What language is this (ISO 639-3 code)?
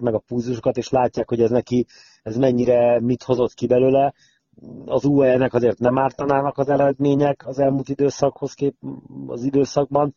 hun